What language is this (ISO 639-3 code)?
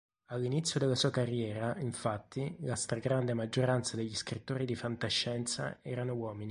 ita